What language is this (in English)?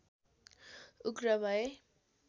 Nepali